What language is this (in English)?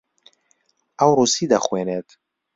Central Kurdish